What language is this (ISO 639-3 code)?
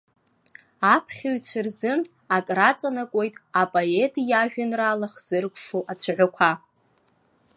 abk